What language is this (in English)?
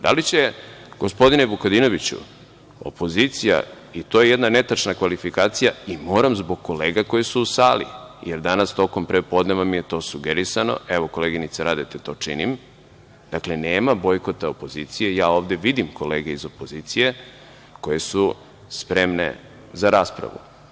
Serbian